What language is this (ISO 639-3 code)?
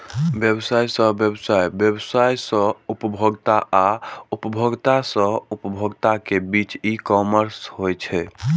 mai